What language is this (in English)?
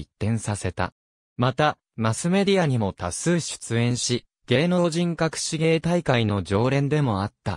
Japanese